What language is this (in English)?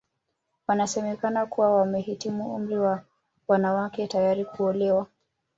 Swahili